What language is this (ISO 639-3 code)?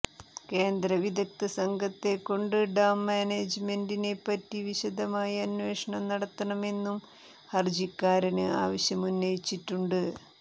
mal